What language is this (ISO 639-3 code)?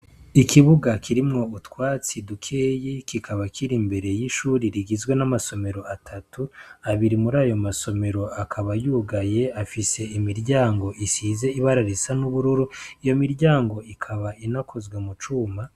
run